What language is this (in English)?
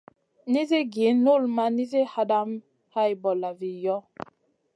Masana